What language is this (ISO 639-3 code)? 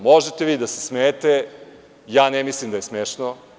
srp